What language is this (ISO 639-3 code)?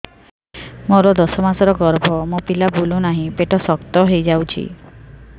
ori